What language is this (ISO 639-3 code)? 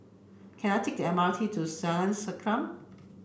eng